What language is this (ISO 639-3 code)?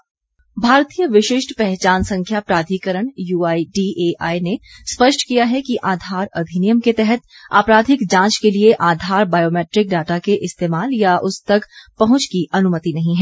hin